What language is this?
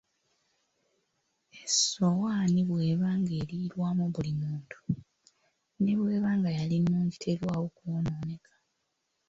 Ganda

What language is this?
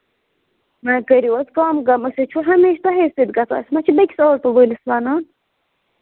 Kashmiri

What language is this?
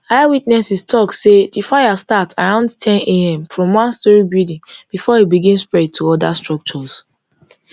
Nigerian Pidgin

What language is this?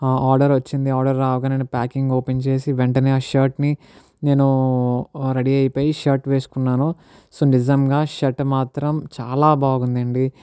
Telugu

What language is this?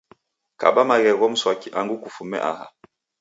Taita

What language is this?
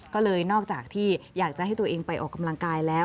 Thai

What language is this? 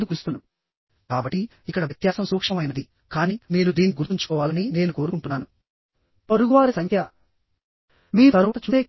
Telugu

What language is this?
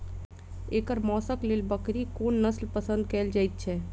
Maithili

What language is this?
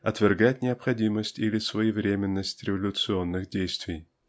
Russian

